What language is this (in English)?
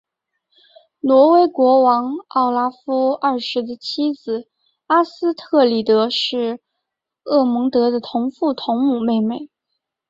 Chinese